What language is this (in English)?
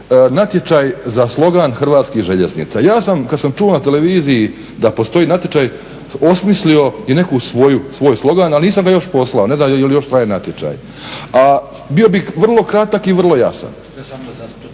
Croatian